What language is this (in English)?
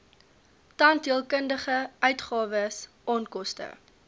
Afrikaans